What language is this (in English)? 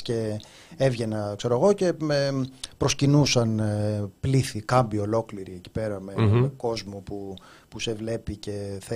Greek